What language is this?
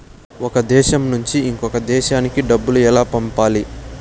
Telugu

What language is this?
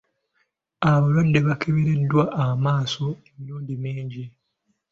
Ganda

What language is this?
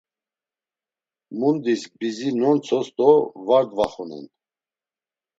Laz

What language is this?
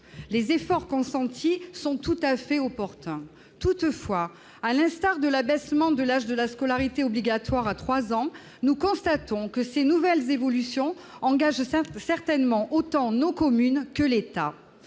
French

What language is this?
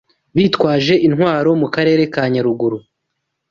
Kinyarwanda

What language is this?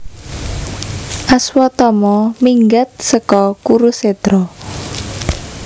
Javanese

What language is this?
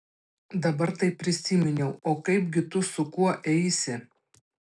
Lithuanian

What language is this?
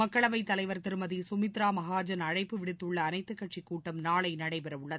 Tamil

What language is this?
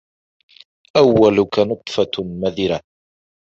Arabic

